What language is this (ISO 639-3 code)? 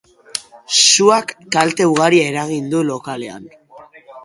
eus